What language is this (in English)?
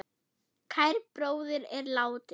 Icelandic